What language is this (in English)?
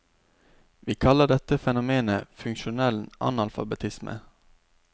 Norwegian